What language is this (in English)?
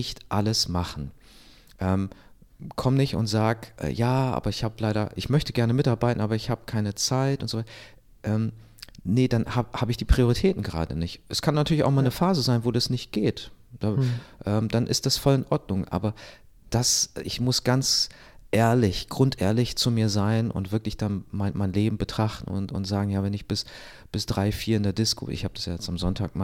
German